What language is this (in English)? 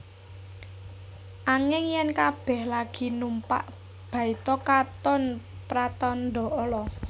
Javanese